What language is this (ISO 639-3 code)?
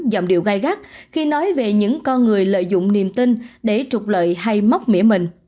vie